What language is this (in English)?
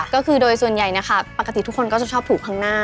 Thai